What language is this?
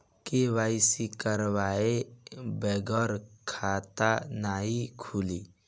Bhojpuri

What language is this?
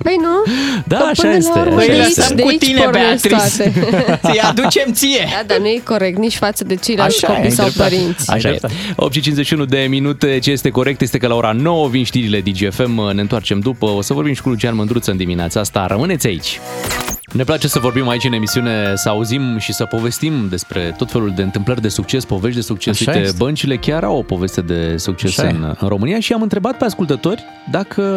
Romanian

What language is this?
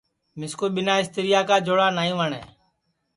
Sansi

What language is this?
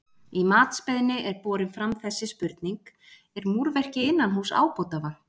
Icelandic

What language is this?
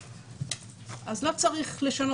Hebrew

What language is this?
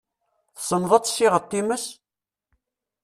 Kabyle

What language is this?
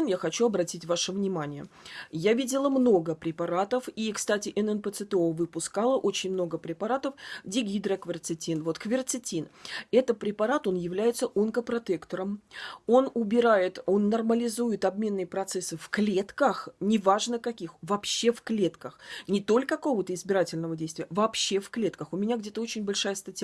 Russian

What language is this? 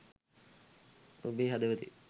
Sinhala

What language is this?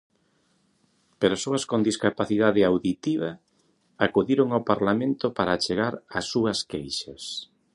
Galician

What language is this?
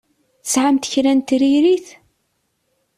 Kabyle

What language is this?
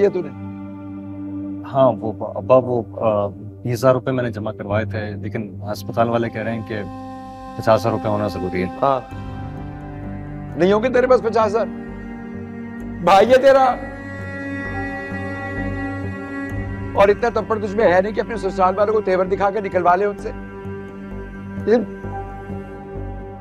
Arabic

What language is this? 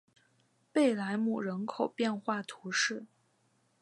Chinese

